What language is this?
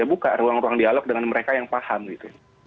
Indonesian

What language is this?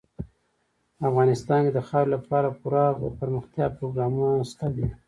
Pashto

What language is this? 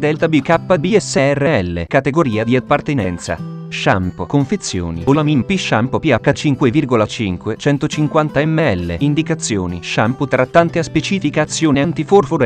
Italian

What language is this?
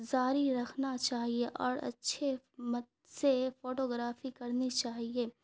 Urdu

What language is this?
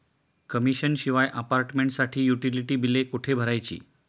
Marathi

